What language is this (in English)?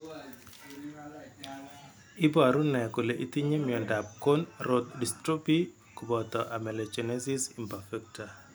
Kalenjin